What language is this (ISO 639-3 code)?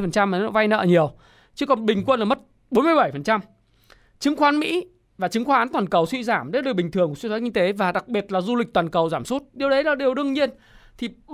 vie